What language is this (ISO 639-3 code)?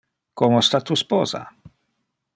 ina